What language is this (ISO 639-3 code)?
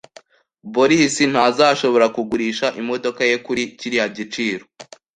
kin